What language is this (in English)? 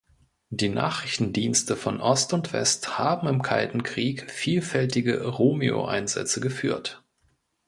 German